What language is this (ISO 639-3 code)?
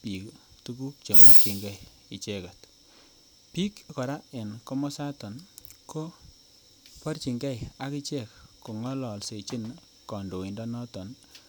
kln